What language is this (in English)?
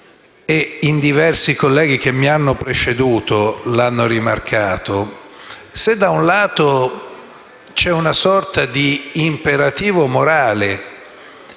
Italian